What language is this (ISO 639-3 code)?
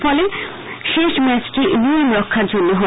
ben